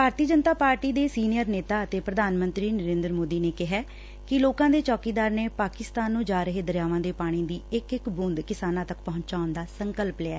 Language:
Punjabi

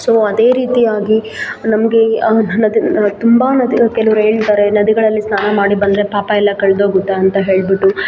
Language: Kannada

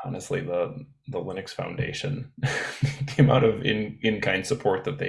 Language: English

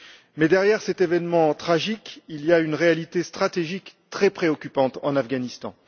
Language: French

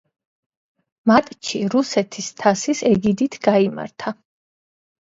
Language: Georgian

